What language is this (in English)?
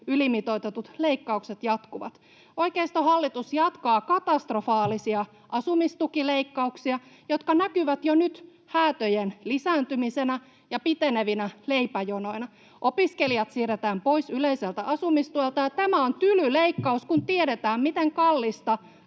Finnish